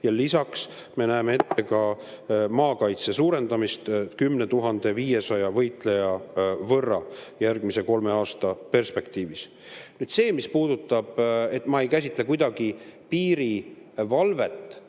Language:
Estonian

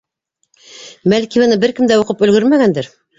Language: Bashkir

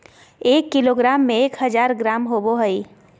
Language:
Magahi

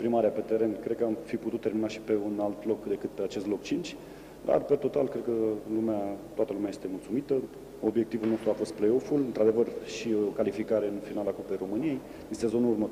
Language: Romanian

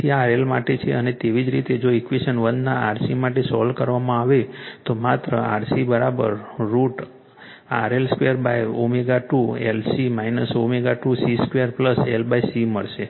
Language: Gujarati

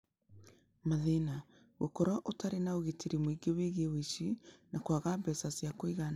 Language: Kikuyu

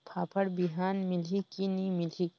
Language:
Chhattisgarhi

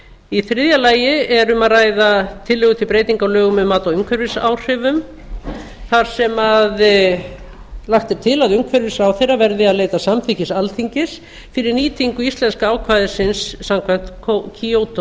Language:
Icelandic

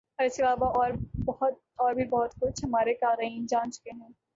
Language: Urdu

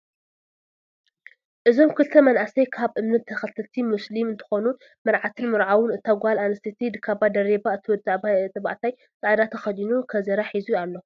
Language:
Tigrinya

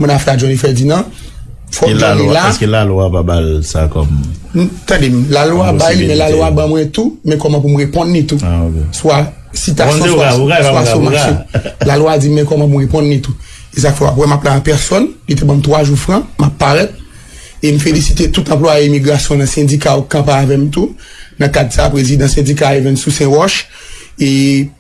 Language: French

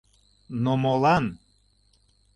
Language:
Mari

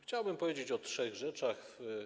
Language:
Polish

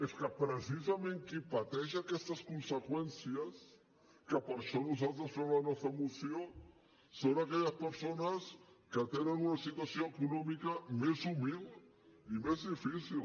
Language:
Catalan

